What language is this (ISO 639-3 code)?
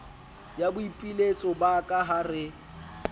sot